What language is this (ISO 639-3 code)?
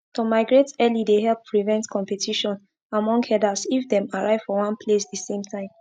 pcm